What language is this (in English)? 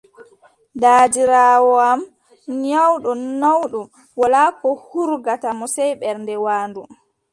Adamawa Fulfulde